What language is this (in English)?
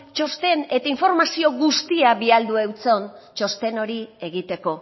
Basque